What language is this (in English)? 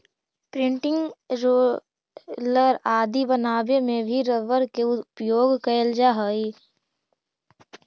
Magahi